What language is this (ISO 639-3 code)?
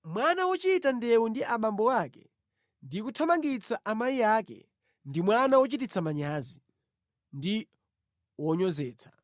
nya